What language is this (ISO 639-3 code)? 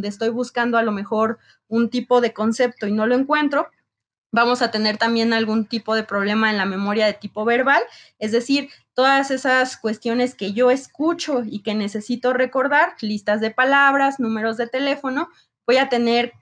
spa